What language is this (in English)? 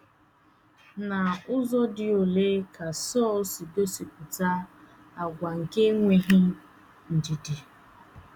Igbo